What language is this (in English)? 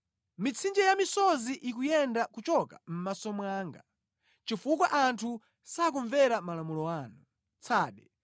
Nyanja